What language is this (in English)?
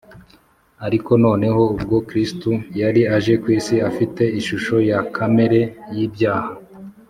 Kinyarwanda